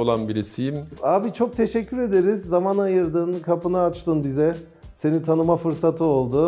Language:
Turkish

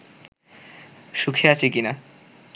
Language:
Bangla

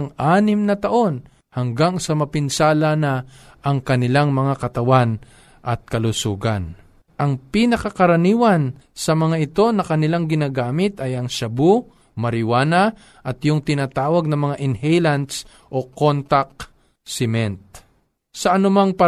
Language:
Filipino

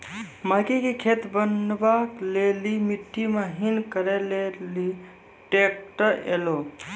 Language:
Maithili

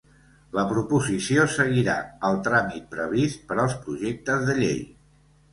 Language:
Catalan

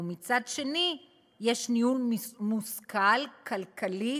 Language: Hebrew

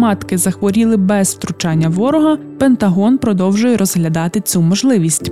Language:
Ukrainian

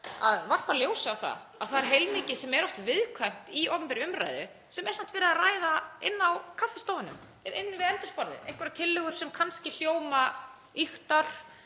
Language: Icelandic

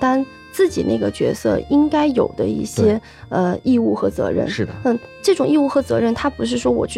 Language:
Chinese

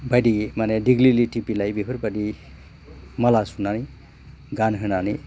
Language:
Bodo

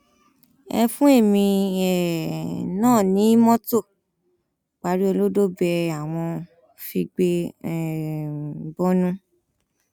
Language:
Yoruba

